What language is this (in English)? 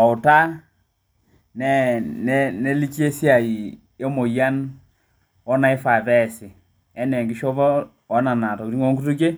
Masai